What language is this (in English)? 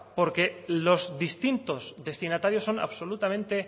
Spanish